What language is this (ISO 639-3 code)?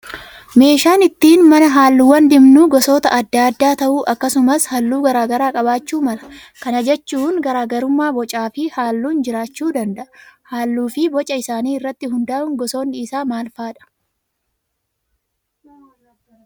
orm